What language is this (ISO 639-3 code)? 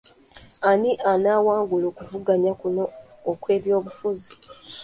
lug